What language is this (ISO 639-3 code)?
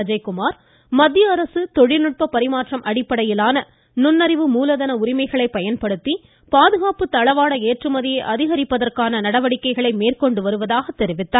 tam